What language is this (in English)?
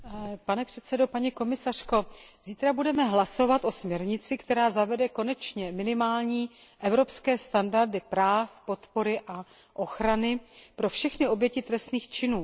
Czech